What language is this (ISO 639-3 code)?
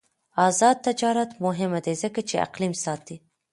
pus